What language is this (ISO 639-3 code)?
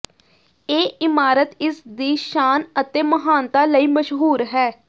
pan